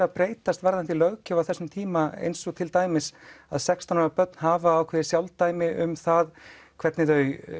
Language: Icelandic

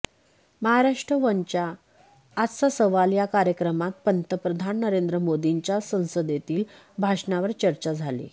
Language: Marathi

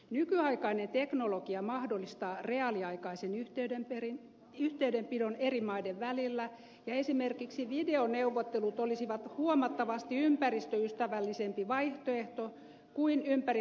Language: Finnish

